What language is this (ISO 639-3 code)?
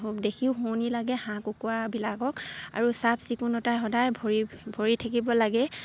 asm